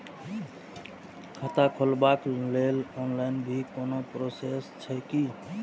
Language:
Maithili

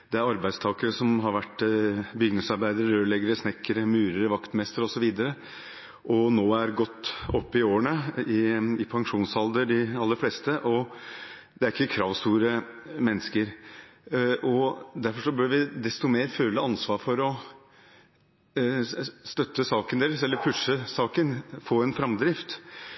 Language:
Norwegian Bokmål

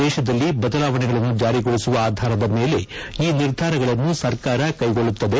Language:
Kannada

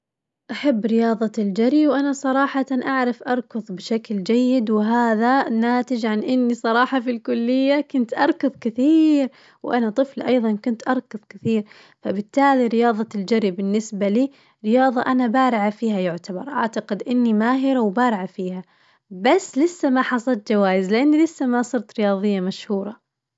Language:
Najdi Arabic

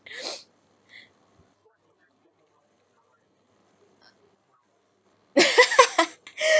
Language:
English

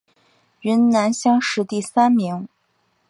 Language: Chinese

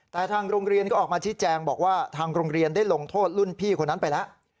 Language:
Thai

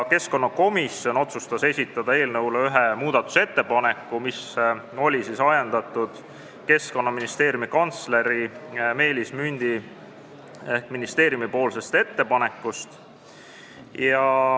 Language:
Estonian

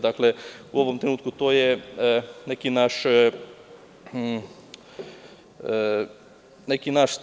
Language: Serbian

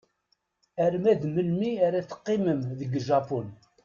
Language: Kabyle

